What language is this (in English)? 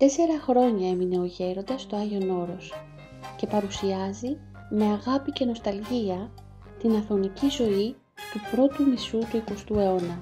Greek